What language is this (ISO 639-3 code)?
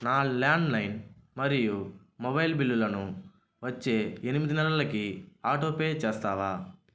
tel